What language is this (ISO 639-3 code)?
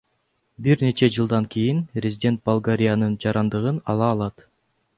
kir